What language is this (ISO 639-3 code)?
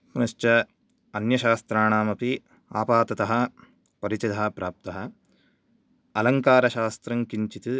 san